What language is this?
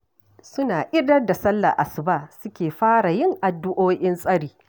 Hausa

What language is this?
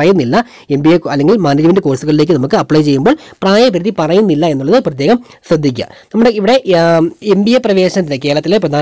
Hindi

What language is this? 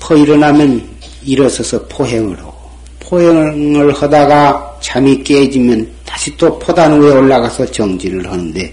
Korean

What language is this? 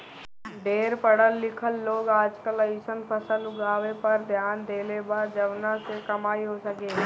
Bhojpuri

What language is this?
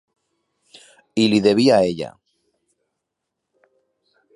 Catalan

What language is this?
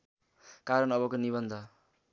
Nepali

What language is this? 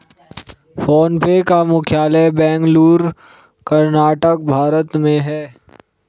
Hindi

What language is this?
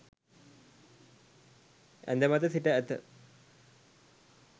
Sinhala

